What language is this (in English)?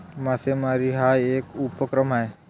Marathi